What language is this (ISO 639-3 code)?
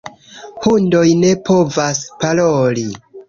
epo